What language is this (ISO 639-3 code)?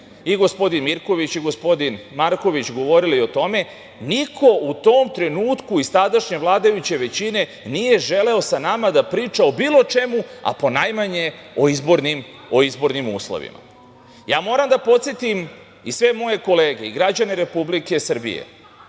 srp